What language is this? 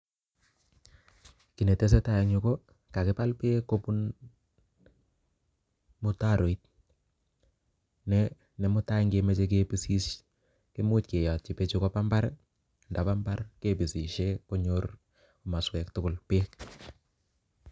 Kalenjin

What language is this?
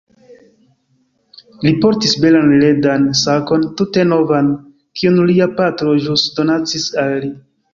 Esperanto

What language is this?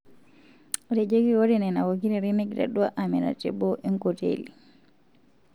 Masai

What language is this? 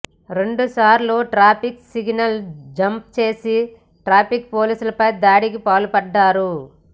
Telugu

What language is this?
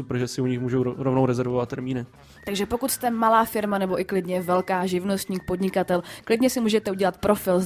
Czech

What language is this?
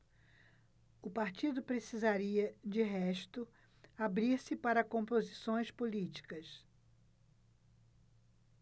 Portuguese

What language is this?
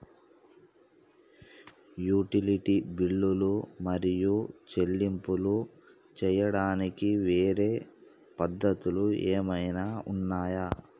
Telugu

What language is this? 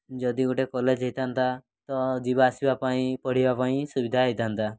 Odia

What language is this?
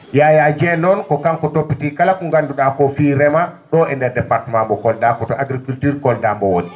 Fula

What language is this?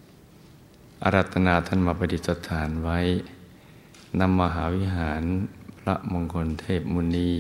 Thai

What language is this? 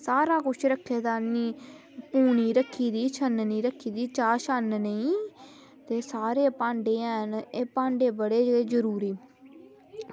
Dogri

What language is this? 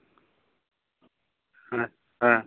Santali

